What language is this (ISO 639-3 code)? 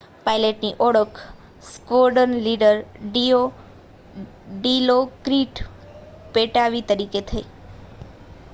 guj